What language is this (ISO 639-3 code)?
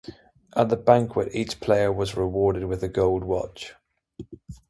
eng